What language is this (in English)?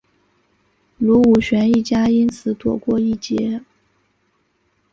Chinese